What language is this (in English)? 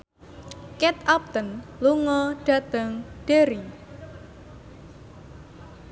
Javanese